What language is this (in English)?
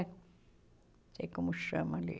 Portuguese